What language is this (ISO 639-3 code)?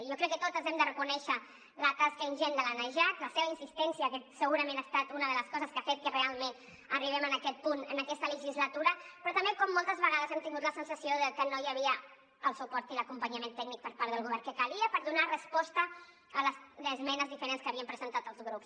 cat